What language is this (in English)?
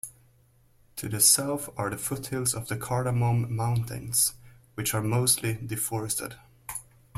English